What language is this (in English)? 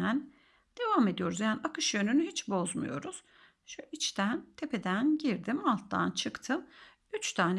Turkish